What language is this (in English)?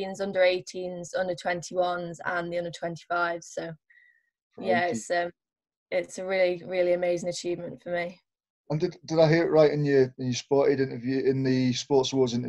English